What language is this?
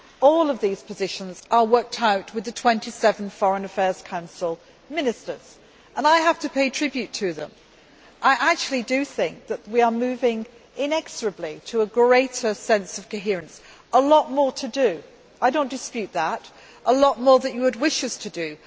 English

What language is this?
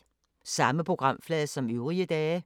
Danish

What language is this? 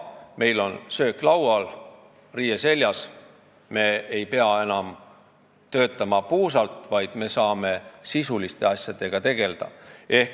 Estonian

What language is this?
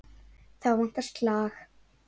Icelandic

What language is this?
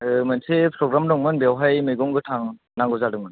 Bodo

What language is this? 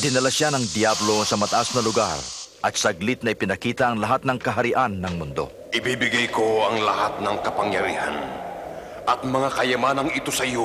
Filipino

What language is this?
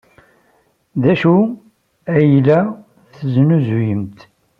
Kabyle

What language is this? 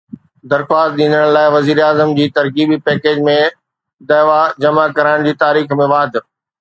Sindhi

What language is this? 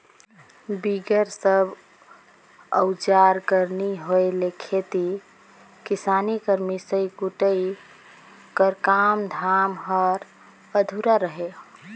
Chhattisgarhi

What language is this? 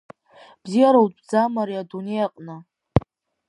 Abkhazian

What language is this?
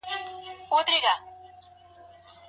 Pashto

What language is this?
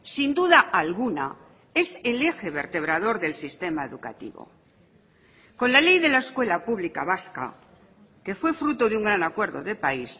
Spanish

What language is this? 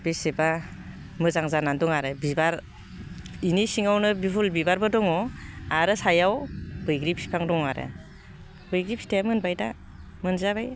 Bodo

